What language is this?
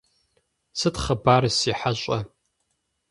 Kabardian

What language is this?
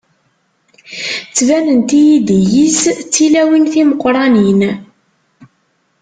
Kabyle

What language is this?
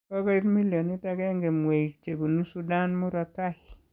Kalenjin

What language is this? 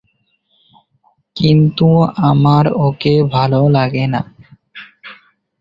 Bangla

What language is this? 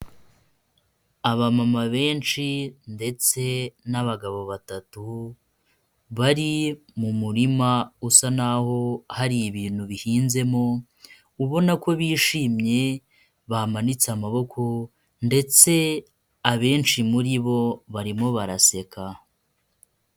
Kinyarwanda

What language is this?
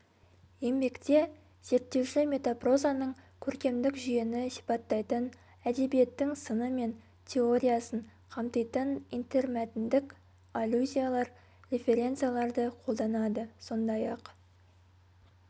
Kazakh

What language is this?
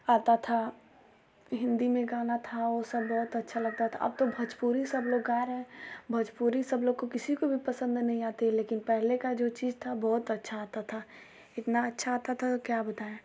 Hindi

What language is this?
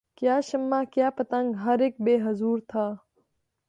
Urdu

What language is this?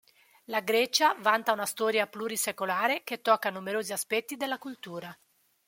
Italian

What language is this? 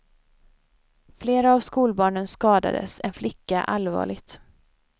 Swedish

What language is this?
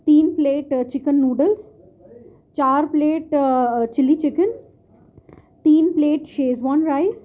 Urdu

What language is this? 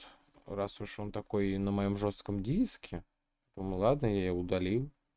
Russian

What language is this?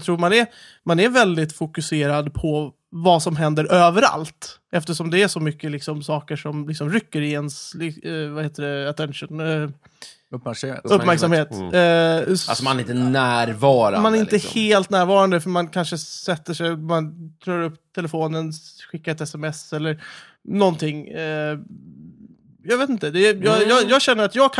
Swedish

